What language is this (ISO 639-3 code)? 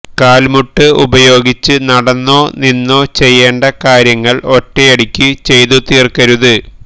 mal